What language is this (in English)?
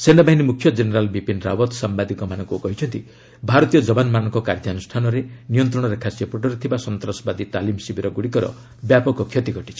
Odia